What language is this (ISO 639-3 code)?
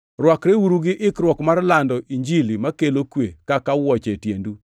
luo